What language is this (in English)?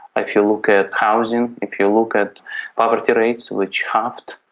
English